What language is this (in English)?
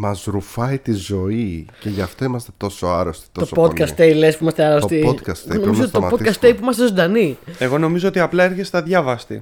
Greek